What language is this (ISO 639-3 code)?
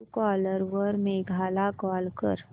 mar